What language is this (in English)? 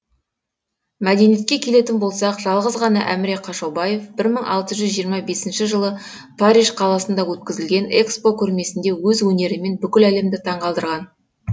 Kazakh